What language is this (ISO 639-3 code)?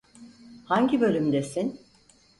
tur